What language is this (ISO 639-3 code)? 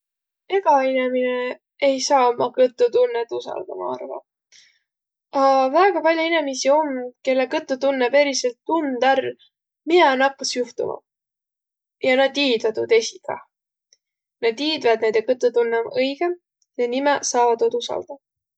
vro